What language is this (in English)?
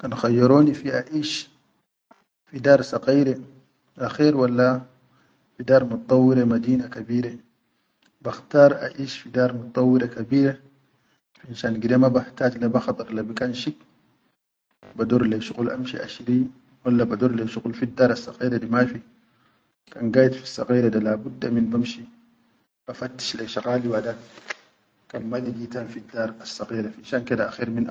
Chadian Arabic